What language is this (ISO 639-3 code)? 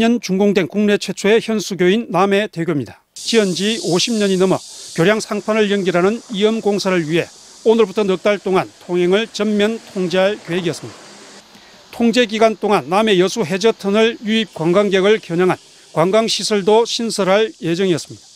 kor